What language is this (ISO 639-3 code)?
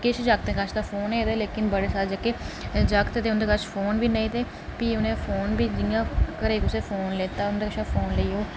doi